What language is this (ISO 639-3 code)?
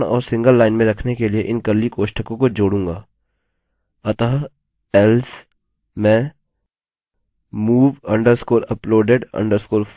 hin